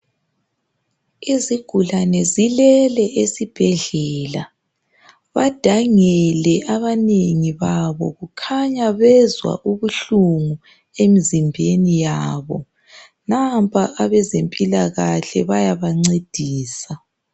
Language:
North Ndebele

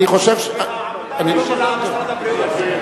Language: Hebrew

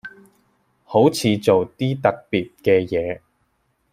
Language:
Cantonese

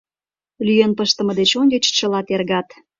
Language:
Mari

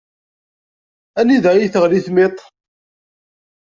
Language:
Kabyle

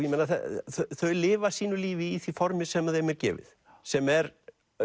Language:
Icelandic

